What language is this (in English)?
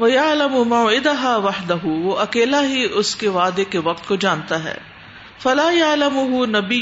Urdu